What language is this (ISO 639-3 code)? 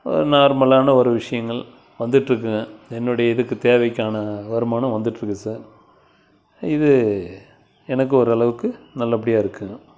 tam